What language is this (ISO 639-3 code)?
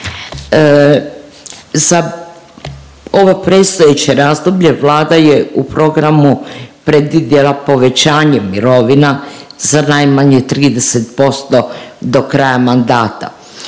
hrv